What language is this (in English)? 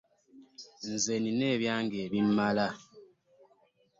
Ganda